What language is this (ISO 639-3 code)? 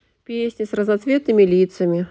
rus